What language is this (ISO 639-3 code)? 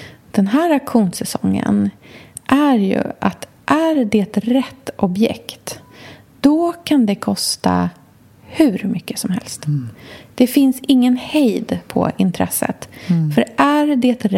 swe